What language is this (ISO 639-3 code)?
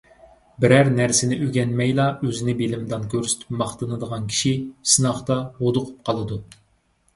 uig